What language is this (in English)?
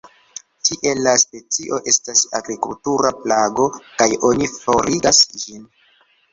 Esperanto